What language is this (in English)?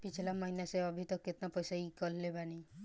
Bhojpuri